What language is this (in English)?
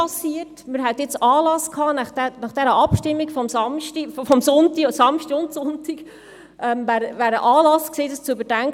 Swiss German